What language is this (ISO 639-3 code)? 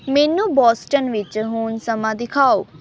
pan